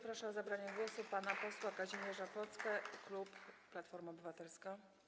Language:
Polish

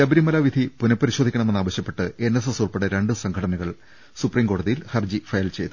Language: Malayalam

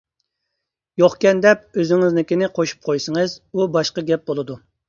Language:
Uyghur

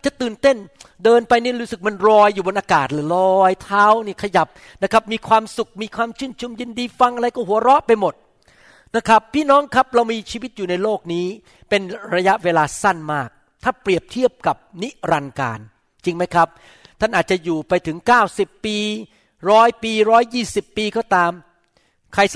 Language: Thai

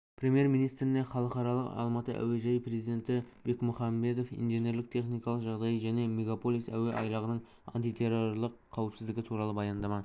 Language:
Kazakh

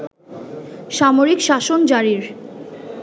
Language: Bangla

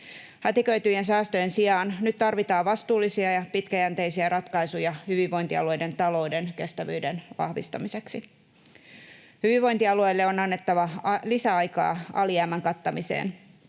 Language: Finnish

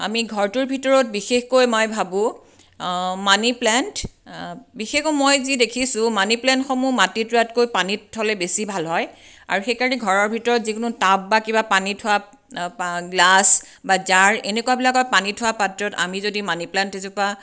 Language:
Assamese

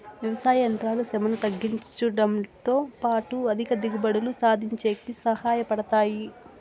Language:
Telugu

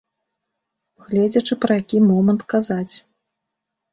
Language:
Belarusian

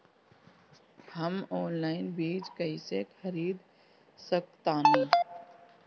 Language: Bhojpuri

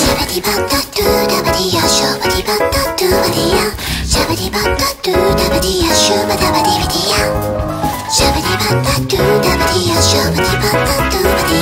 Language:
Dutch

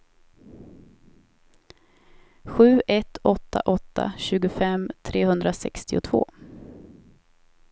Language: Swedish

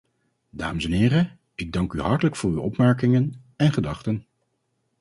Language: Dutch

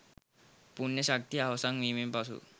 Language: Sinhala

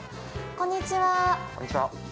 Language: Japanese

